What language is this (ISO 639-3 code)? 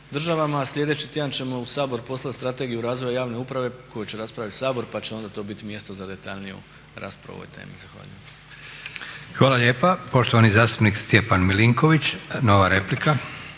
hrv